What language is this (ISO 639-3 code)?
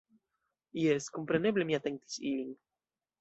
epo